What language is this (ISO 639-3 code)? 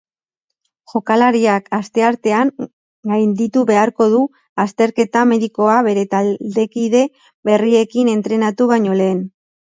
eus